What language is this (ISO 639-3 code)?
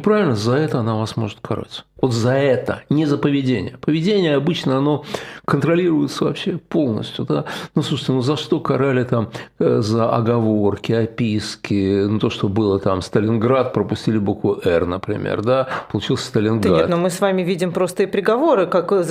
rus